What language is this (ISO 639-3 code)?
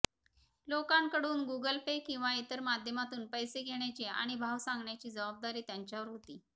mar